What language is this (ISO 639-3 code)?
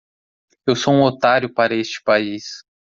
por